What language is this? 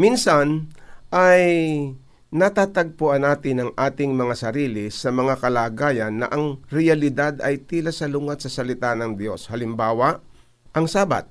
Filipino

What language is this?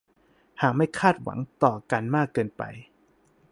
Thai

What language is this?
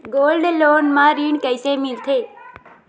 Chhattisgarhi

